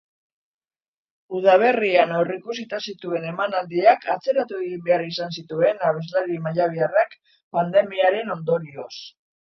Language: Basque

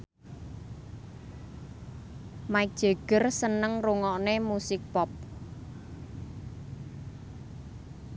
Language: Javanese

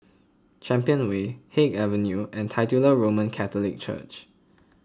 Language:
English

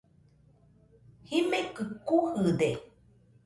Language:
Nüpode Huitoto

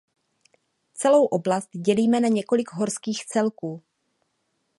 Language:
Czech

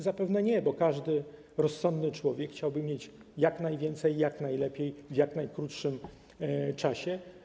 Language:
Polish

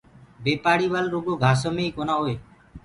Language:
Gurgula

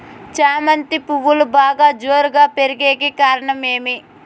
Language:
Telugu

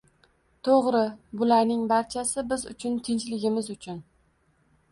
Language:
Uzbek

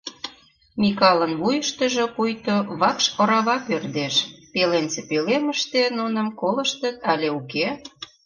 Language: Mari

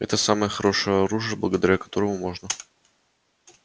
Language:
Russian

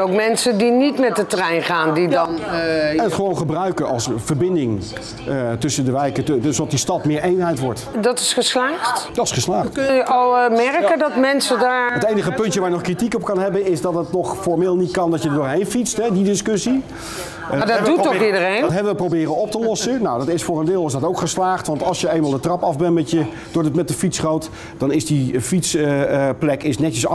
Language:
Dutch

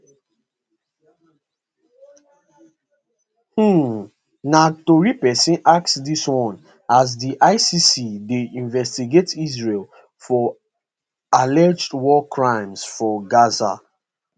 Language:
Nigerian Pidgin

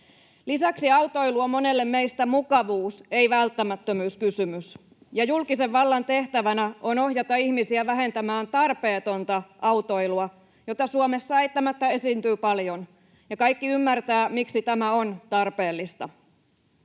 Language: Finnish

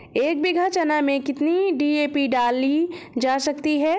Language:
Hindi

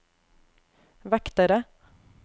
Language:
Norwegian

